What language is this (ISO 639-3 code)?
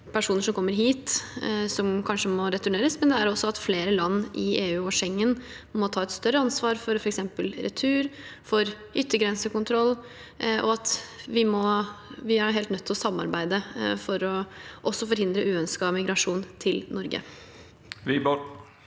nor